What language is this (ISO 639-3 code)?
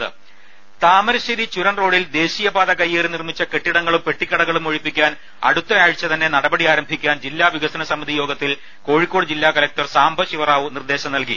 mal